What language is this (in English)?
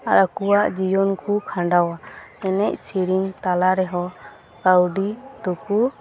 Santali